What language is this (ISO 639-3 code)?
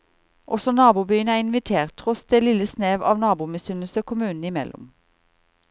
nor